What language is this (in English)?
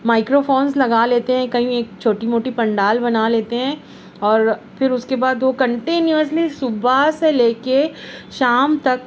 Urdu